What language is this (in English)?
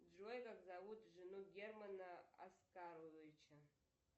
Russian